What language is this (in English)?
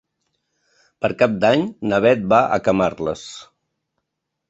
Catalan